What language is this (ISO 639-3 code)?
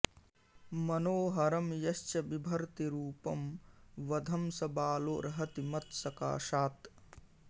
san